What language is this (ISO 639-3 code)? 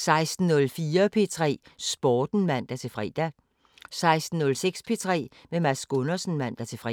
dan